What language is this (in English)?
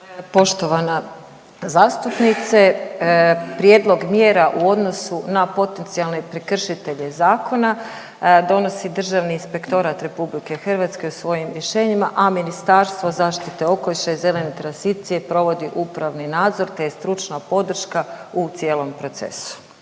Croatian